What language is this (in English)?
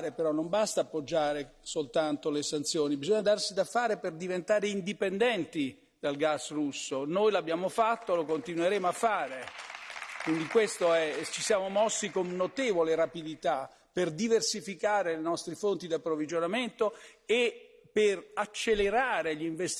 Italian